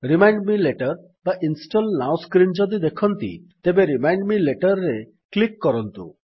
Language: Odia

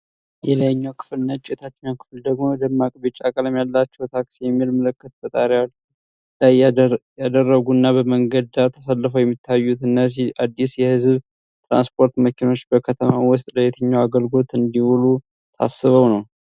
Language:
Amharic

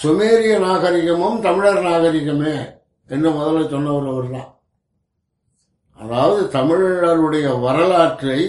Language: Tamil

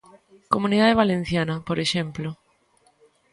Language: Galician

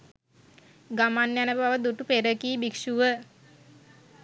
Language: Sinhala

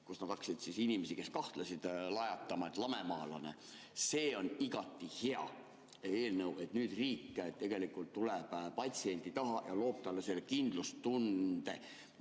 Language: Estonian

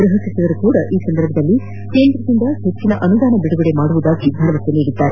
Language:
Kannada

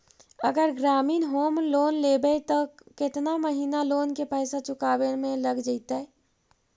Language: Magahi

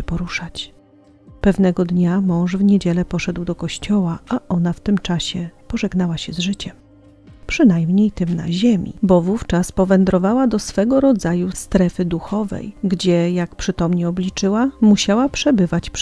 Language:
Polish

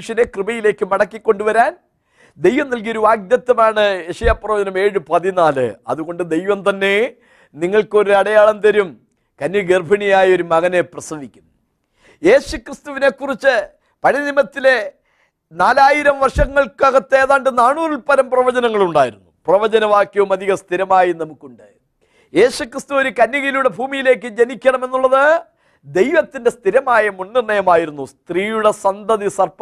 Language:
Malayalam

